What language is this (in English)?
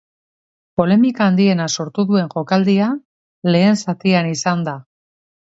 Basque